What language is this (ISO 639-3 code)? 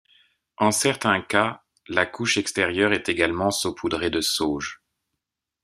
fra